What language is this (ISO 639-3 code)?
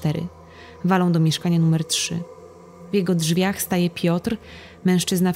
pol